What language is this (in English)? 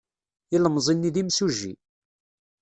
Kabyle